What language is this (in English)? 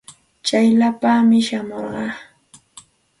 Santa Ana de Tusi Pasco Quechua